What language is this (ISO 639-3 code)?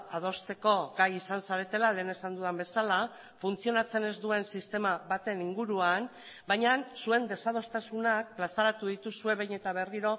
eus